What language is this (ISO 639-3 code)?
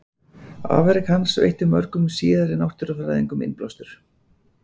isl